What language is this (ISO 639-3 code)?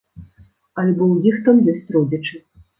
bel